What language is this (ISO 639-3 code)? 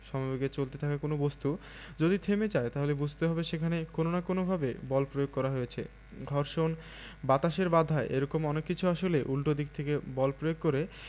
ben